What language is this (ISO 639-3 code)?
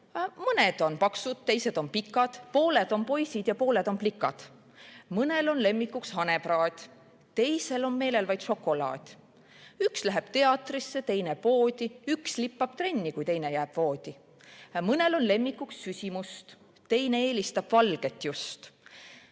est